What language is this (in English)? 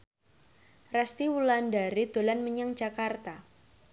Javanese